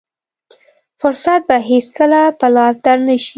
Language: Pashto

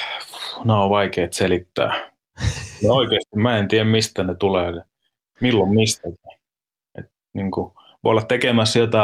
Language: Finnish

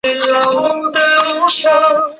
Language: Chinese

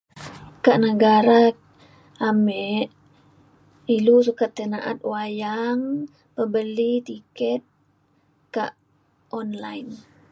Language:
Mainstream Kenyah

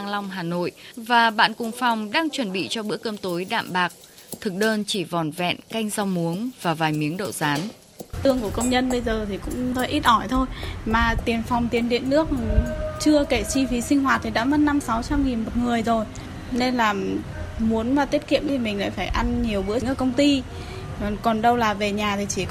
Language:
Vietnamese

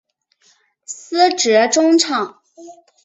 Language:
Chinese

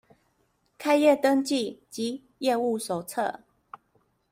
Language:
Chinese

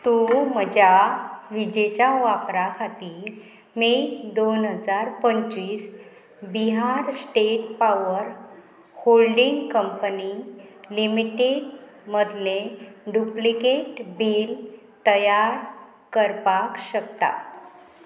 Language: Konkani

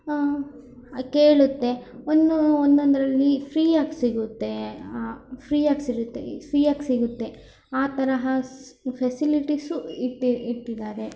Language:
Kannada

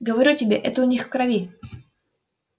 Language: Russian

